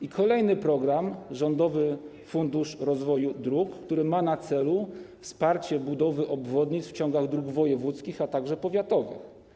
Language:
Polish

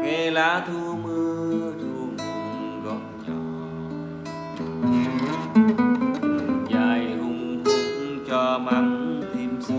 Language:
Vietnamese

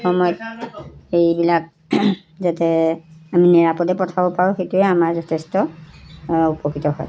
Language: Assamese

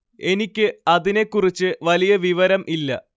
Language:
Malayalam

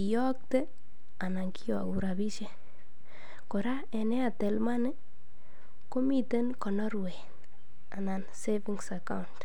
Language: Kalenjin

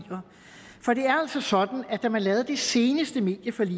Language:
Danish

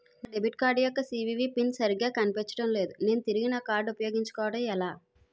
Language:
Telugu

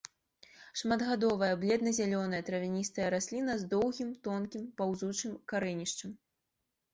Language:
Belarusian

